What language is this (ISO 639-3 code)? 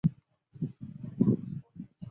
zho